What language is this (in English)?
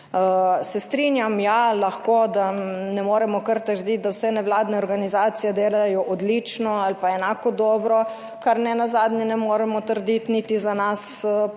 Slovenian